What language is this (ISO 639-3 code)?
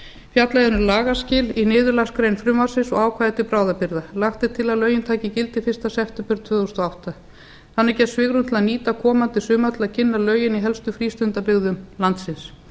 isl